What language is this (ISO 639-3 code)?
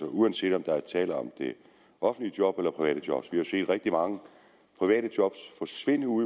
dan